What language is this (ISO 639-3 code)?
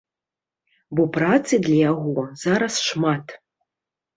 bel